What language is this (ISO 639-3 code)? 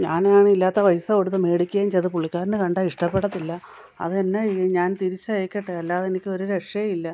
mal